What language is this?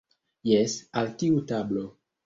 Esperanto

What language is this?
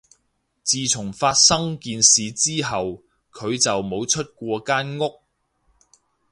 Cantonese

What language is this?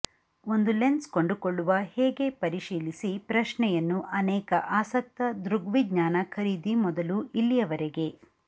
Kannada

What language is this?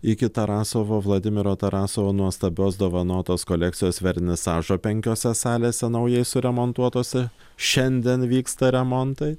Lithuanian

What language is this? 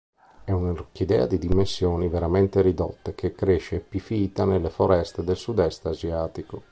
Italian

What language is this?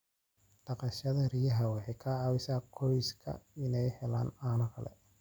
Somali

